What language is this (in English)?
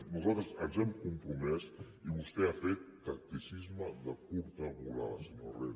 Catalan